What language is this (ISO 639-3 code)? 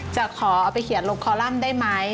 tha